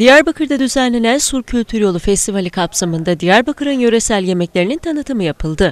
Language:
Turkish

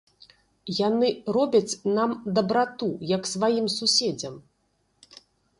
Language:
Belarusian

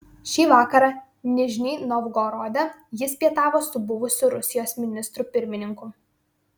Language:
Lithuanian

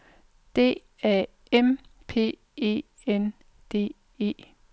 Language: Danish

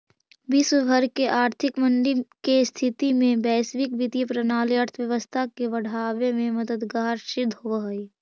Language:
Magahi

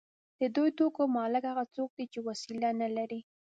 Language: Pashto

